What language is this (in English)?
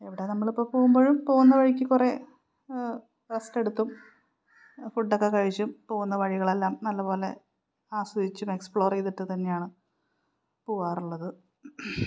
Malayalam